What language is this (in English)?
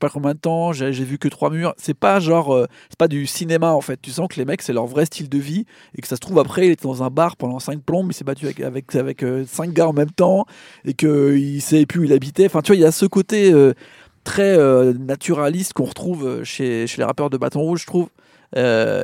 French